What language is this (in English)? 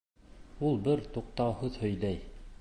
Bashkir